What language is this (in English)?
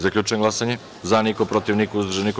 Serbian